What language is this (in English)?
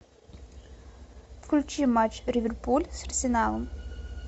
Russian